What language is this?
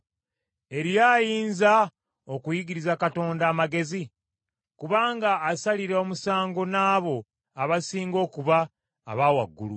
Ganda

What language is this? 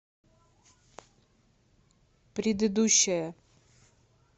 Russian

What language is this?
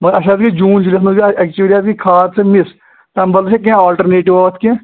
Kashmiri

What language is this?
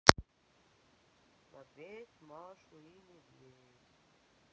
Russian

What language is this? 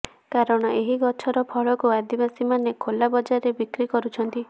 Odia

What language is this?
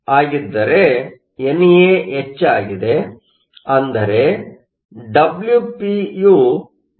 Kannada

